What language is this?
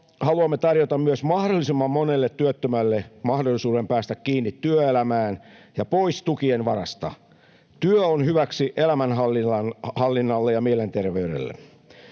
Finnish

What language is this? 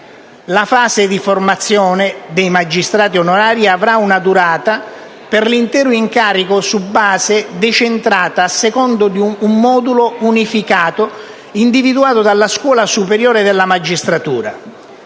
Italian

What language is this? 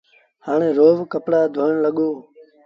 Sindhi Bhil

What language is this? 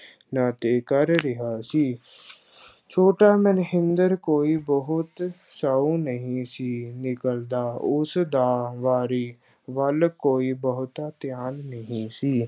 Punjabi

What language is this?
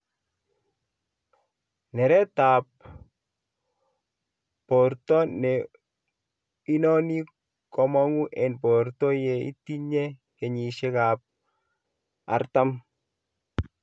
Kalenjin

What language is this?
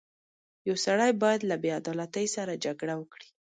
Pashto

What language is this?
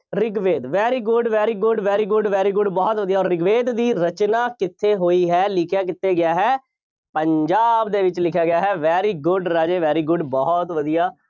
Punjabi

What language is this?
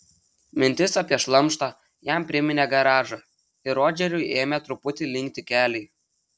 Lithuanian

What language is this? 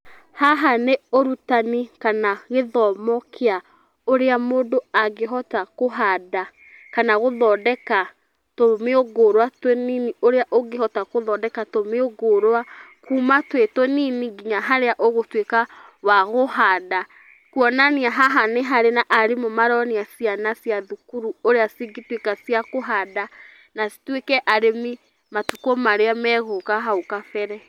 Kikuyu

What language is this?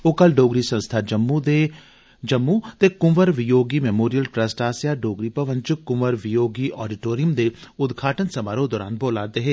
Dogri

